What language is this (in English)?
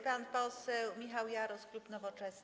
Polish